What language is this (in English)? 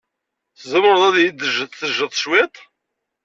Kabyle